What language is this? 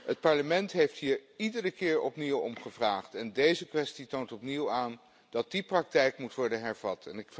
Dutch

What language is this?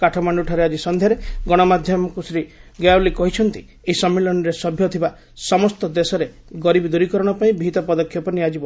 Odia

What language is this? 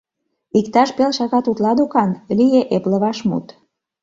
Mari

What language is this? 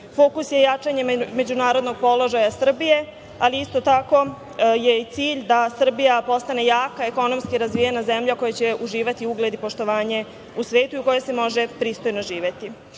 Serbian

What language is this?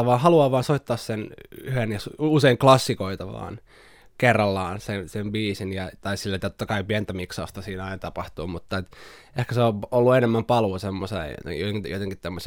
Finnish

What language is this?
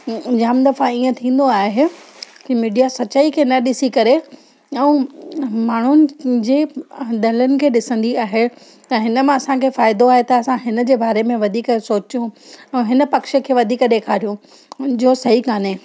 Sindhi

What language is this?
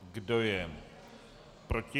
Czech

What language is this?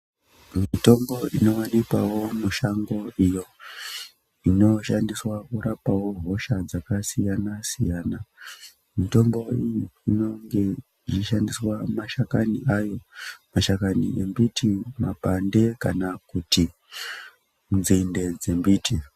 Ndau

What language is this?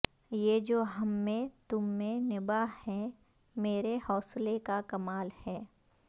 Urdu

